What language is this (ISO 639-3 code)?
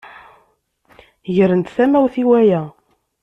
kab